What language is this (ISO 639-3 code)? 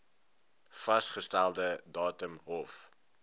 afr